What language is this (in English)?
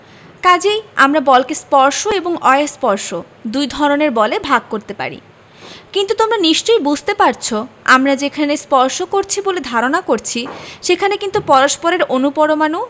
Bangla